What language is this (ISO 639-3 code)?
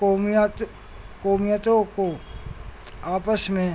urd